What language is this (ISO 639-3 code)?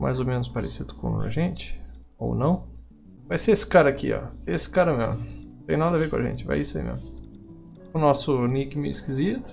por